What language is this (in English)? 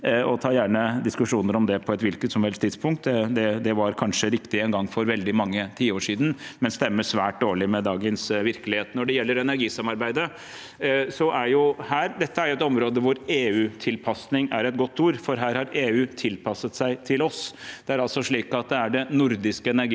Norwegian